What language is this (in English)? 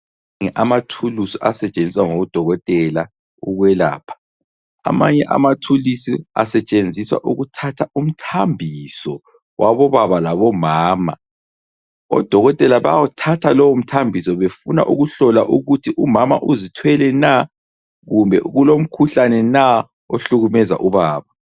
North Ndebele